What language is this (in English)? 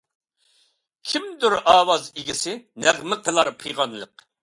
Uyghur